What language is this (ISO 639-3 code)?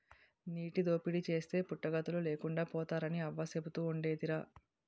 tel